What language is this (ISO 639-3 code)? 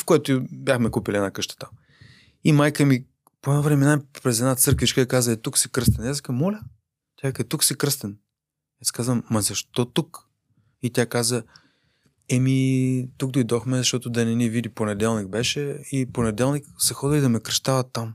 bul